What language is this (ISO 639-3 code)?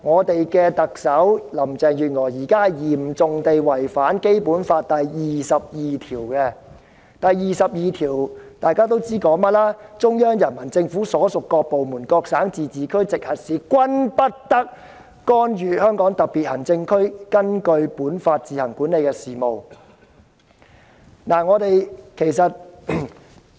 yue